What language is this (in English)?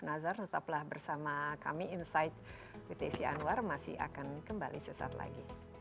Indonesian